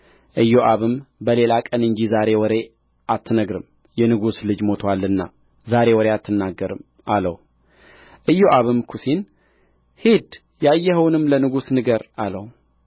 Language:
Amharic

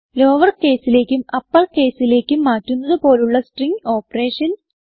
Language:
Malayalam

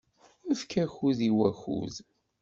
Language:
Kabyle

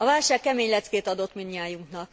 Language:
Hungarian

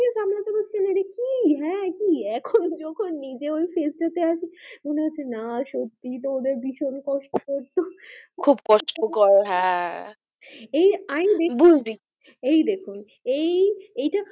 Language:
Bangla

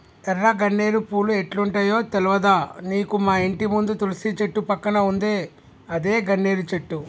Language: Telugu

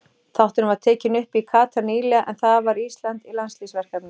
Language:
Icelandic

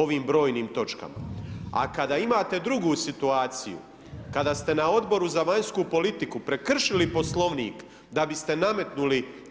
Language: Croatian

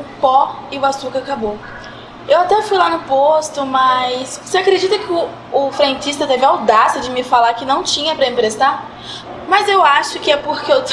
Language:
Portuguese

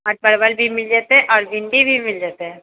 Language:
Maithili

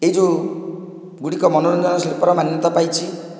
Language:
Odia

